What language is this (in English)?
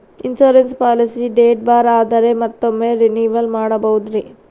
Kannada